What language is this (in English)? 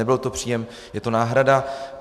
Czech